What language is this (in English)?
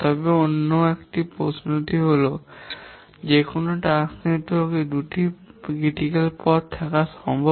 Bangla